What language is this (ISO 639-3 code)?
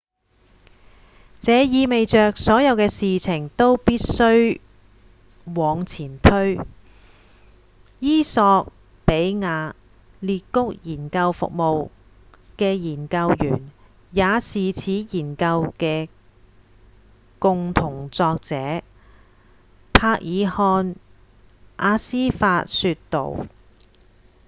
yue